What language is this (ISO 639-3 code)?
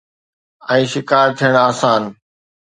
snd